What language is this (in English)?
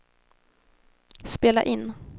Swedish